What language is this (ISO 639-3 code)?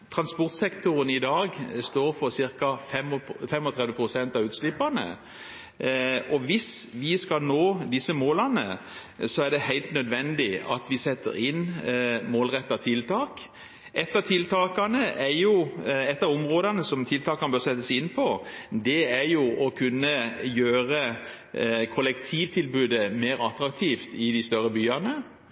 nob